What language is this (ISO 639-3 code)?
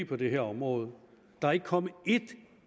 dan